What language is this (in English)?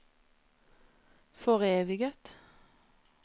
Norwegian